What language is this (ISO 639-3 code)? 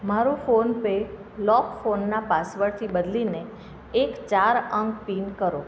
guj